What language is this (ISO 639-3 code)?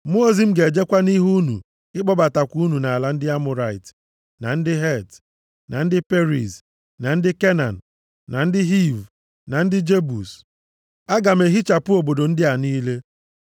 ibo